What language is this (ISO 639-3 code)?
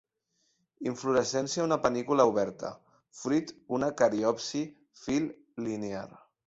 cat